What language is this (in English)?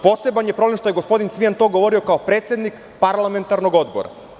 Serbian